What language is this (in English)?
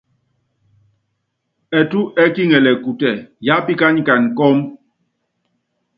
Yangben